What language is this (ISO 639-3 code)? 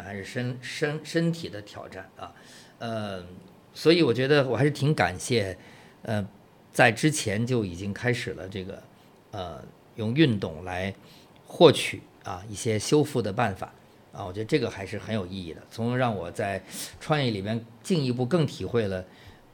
zho